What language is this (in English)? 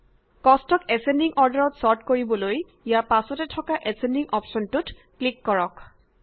Assamese